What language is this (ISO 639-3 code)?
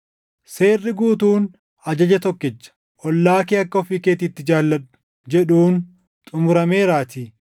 orm